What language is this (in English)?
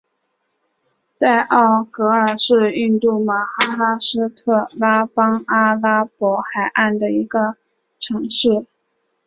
Chinese